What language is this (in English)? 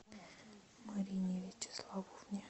Russian